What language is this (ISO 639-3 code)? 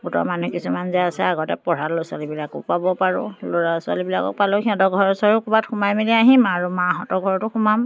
asm